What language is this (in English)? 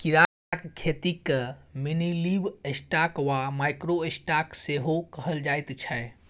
Maithili